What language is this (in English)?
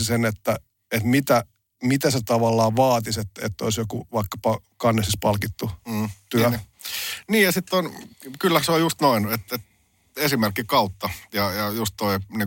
Finnish